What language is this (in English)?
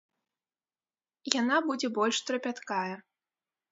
Belarusian